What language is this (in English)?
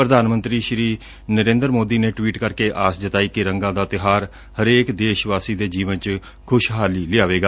Punjabi